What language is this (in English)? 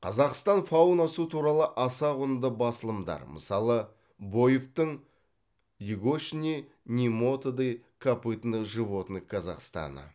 Kazakh